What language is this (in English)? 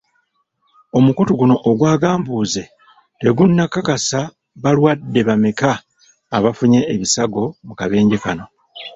Ganda